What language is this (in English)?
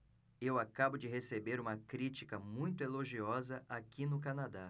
Portuguese